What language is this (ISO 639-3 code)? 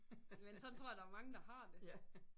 dan